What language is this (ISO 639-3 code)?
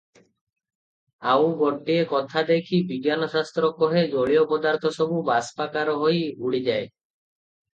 ori